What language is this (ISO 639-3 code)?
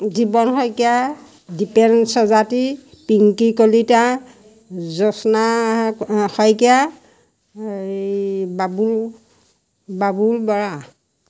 asm